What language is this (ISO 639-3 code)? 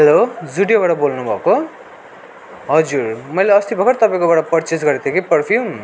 nep